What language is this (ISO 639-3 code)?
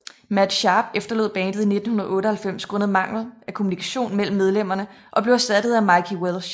dan